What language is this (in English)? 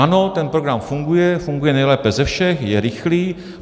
Czech